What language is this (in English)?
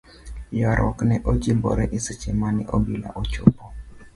Luo (Kenya and Tanzania)